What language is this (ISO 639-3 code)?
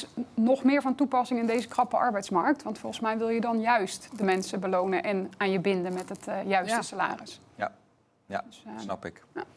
nld